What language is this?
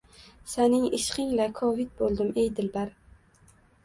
Uzbek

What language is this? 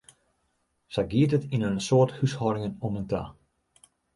Western Frisian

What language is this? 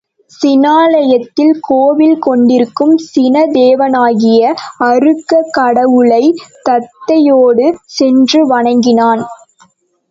Tamil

